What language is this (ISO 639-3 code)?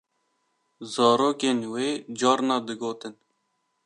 kur